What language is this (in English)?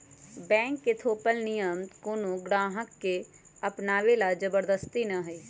Magahi